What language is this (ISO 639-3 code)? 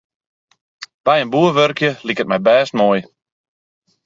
fry